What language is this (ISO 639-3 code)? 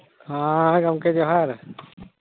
sat